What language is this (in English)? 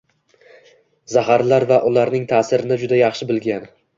Uzbek